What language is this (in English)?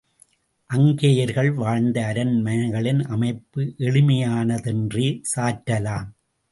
Tamil